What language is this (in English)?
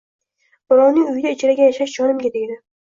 Uzbek